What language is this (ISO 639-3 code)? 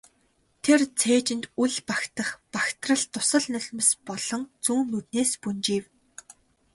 mon